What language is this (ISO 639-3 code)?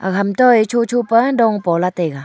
nnp